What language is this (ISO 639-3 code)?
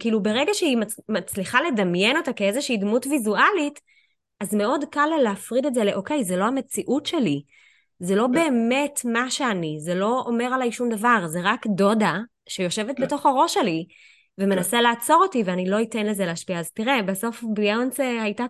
heb